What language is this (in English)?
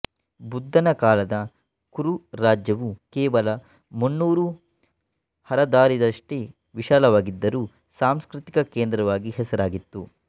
Kannada